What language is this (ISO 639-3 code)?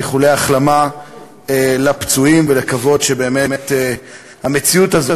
heb